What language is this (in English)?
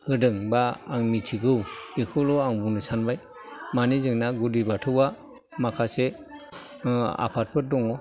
Bodo